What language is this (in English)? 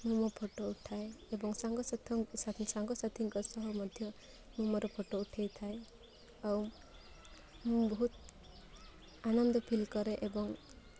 Odia